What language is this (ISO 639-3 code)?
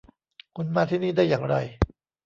tha